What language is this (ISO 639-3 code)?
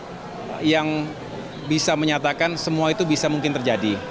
ind